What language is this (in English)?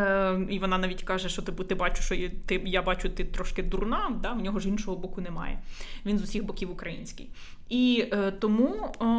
Ukrainian